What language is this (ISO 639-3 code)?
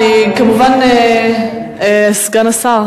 heb